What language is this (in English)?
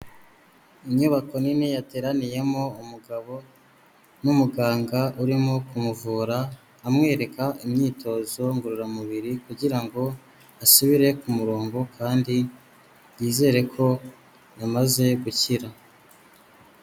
Kinyarwanda